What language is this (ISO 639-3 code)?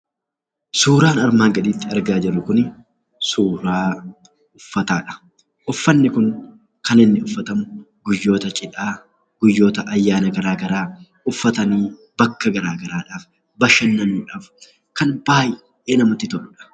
orm